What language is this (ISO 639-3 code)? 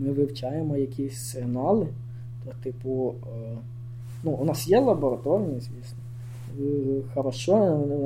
ukr